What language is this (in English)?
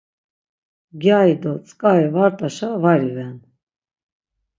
Laz